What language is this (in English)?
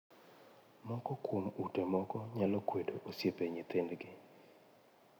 Luo (Kenya and Tanzania)